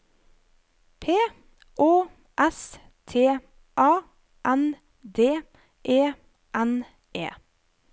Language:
Norwegian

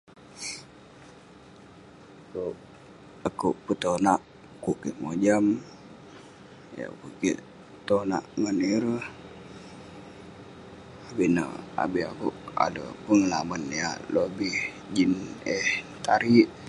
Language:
Western Penan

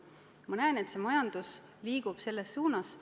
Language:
Estonian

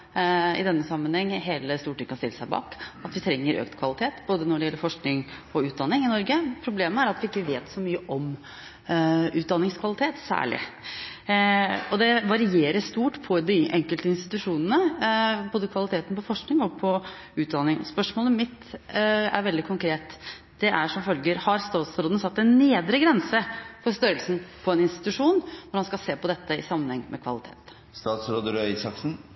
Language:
Norwegian Bokmål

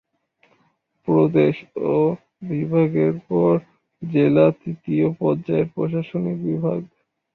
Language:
Bangla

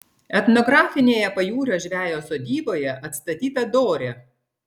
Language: Lithuanian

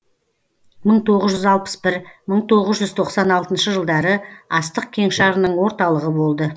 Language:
Kazakh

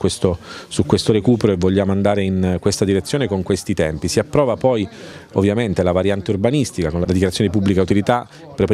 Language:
Italian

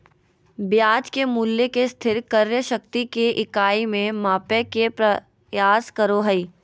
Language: Magahi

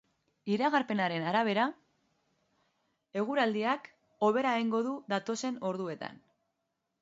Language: Basque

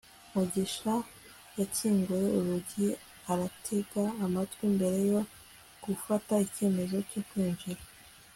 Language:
Kinyarwanda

